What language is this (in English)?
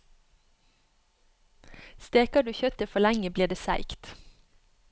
Norwegian